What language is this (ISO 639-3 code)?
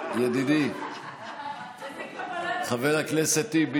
heb